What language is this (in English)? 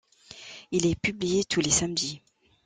French